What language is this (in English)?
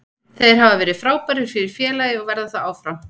Icelandic